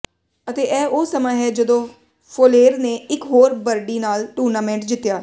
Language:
Punjabi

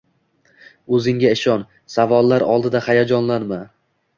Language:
Uzbek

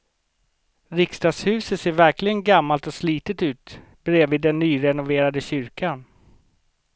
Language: Swedish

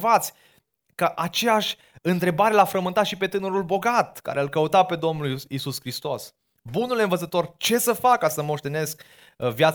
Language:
Romanian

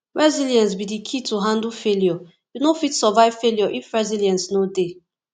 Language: Nigerian Pidgin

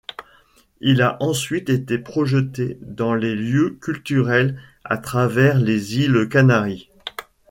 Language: French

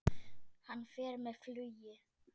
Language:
Icelandic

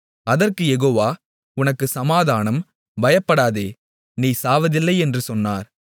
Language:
Tamil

